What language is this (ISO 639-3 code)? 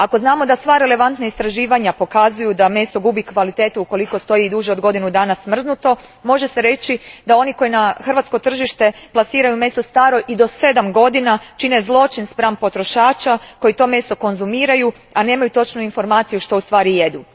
hrv